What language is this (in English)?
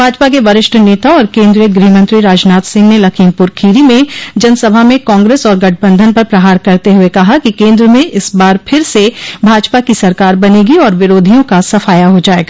Hindi